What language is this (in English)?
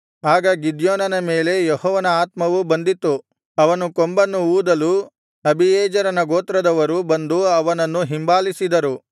Kannada